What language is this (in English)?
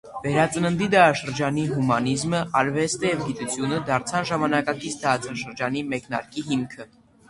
Armenian